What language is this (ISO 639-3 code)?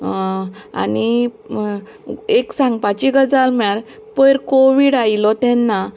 kok